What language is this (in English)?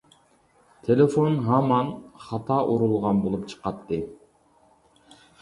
Uyghur